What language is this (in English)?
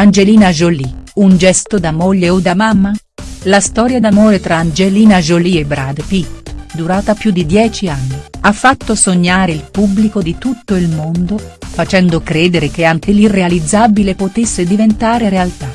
Italian